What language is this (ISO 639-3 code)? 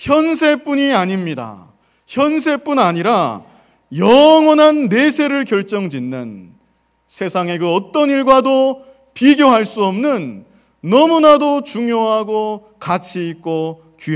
kor